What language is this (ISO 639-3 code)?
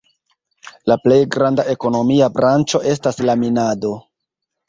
epo